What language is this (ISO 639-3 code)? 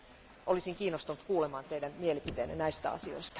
fin